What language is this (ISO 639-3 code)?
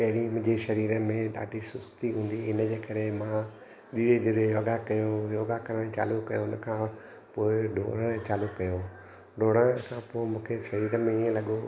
snd